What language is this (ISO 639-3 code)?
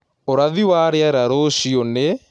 kik